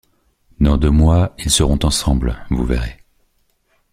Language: French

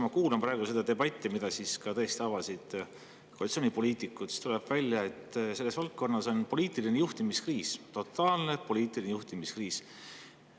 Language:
Estonian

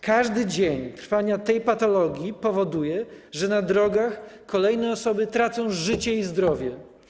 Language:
Polish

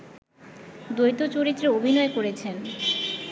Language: Bangla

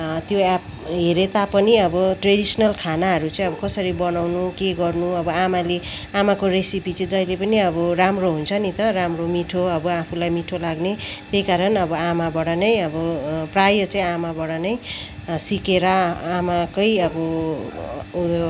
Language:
Nepali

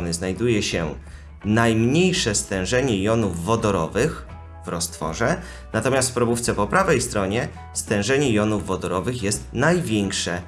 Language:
Polish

